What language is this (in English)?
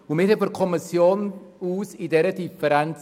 Swiss German